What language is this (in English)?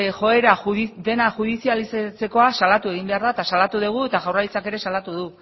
Basque